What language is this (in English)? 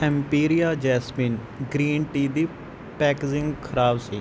Punjabi